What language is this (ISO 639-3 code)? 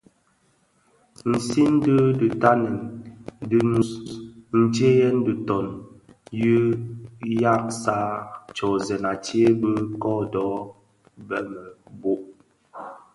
ksf